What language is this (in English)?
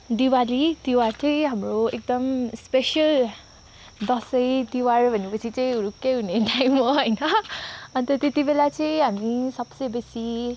Nepali